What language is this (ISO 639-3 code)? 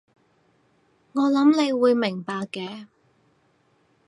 yue